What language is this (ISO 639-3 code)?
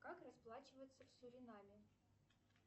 rus